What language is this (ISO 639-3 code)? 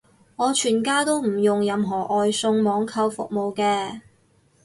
yue